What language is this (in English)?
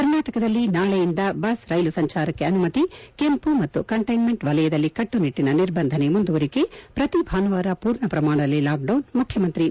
Kannada